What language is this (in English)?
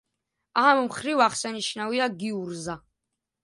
Georgian